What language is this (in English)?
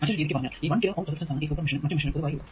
Malayalam